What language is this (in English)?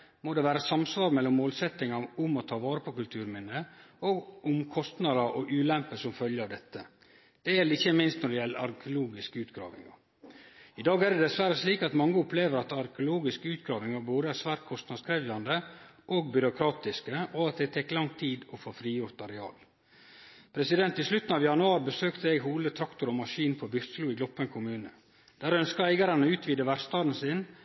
Norwegian Nynorsk